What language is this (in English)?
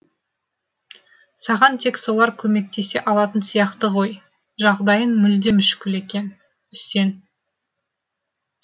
Kazakh